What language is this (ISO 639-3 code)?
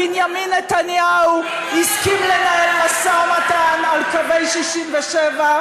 heb